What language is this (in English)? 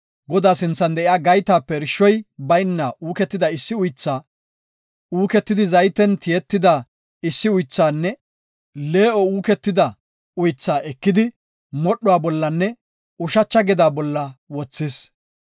Gofa